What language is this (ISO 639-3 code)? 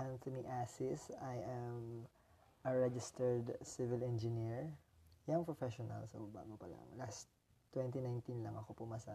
fil